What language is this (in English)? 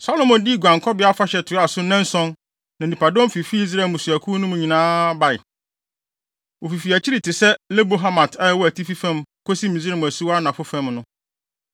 Akan